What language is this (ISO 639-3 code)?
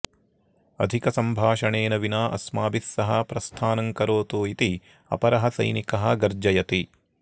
san